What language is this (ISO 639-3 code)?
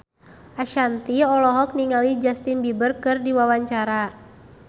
sun